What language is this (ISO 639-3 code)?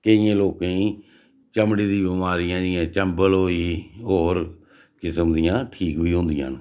doi